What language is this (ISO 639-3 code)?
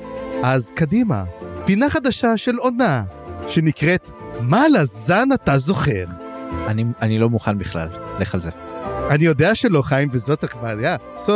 heb